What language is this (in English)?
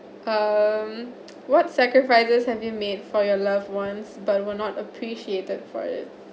English